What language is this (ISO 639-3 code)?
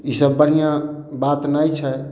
mai